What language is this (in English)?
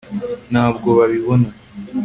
Kinyarwanda